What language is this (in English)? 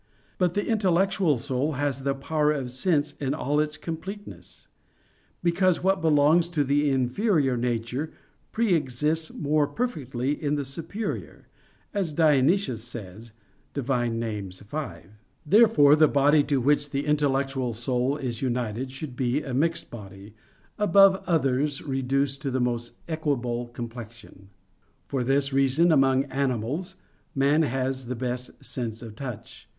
English